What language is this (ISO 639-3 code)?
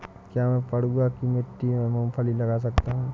hin